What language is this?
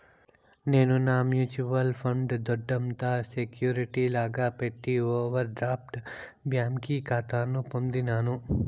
Telugu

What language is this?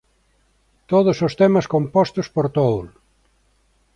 Galician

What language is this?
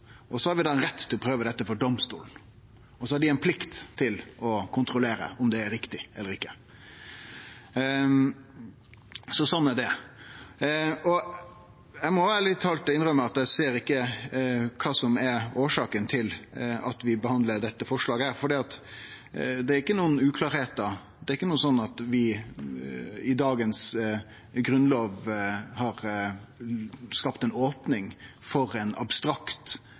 Norwegian Nynorsk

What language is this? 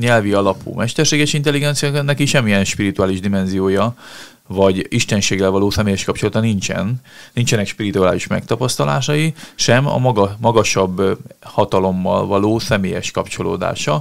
Hungarian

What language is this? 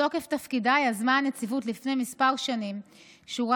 Hebrew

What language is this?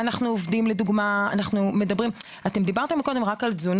Hebrew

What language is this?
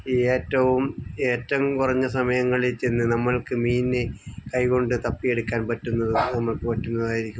Malayalam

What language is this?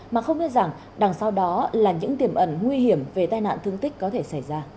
Vietnamese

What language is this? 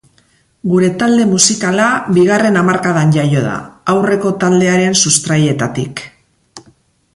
Basque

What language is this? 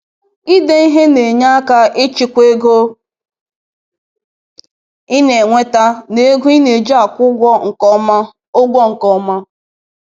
Igbo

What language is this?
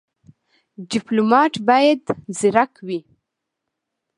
Pashto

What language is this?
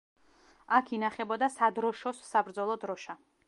Georgian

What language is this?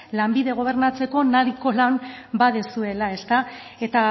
Basque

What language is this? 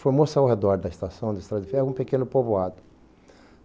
Portuguese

